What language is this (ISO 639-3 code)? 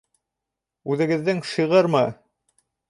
bak